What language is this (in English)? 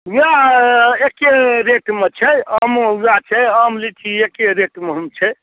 Maithili